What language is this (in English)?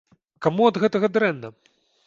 Belarusian